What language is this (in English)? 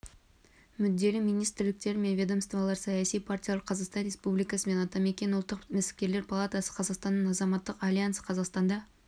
Kazakh